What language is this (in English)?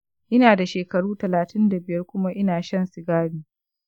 Hausa